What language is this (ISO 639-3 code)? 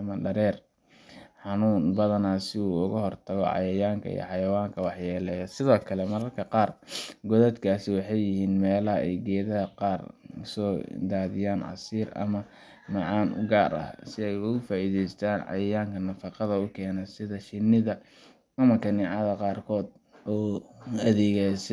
som